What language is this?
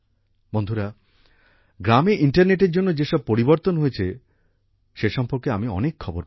Bangla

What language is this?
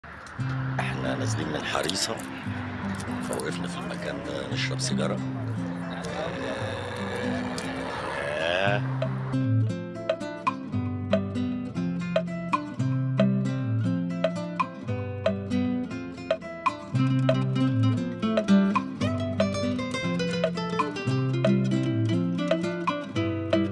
Arabic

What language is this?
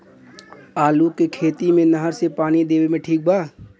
Bhojpuri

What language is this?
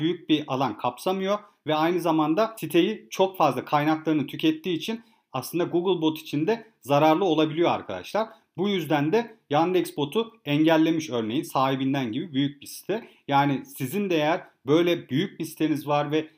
Turkish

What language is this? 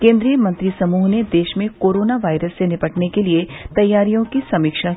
Hindi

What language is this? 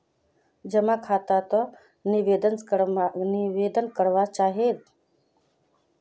Magahi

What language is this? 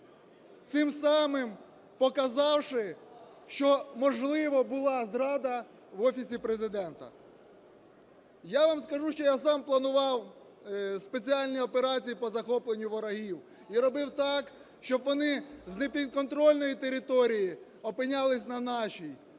Ukrainian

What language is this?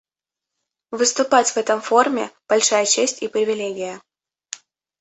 Russian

